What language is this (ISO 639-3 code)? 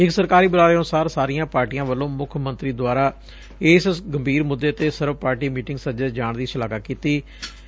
pan